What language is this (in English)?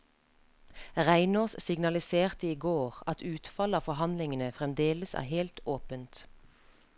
Norwegian